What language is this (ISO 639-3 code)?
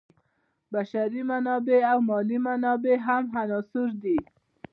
pus